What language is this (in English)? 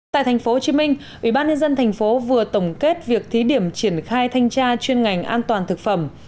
Vietnamese